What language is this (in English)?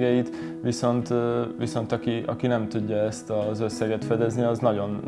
Hungarian